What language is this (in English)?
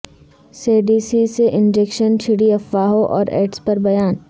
Urdu